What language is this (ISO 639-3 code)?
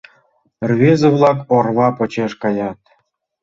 chm